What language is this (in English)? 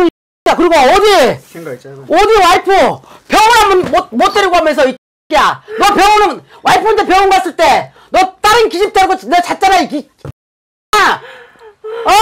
Korean